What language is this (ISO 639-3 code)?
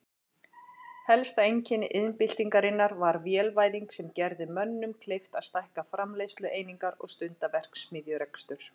isl